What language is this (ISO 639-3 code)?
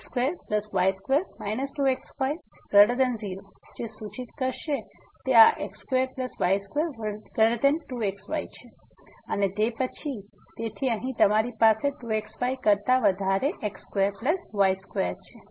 guj